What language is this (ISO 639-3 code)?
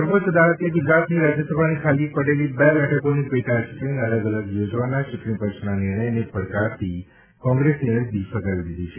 guj